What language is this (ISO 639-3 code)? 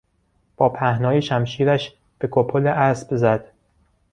fas